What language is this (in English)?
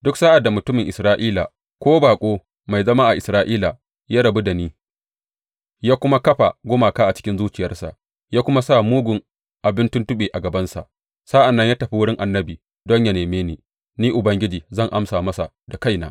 Hausa